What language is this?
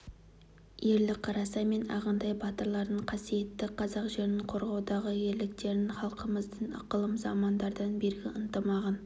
Kazakh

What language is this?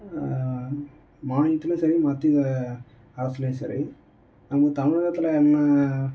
Tamil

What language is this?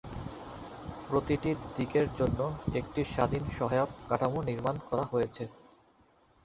Bangla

